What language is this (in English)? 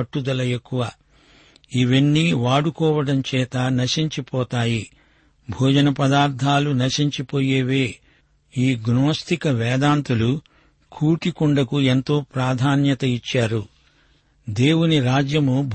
Telugu